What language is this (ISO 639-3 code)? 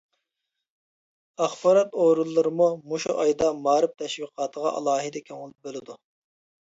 uig